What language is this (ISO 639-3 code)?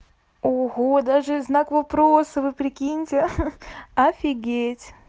rus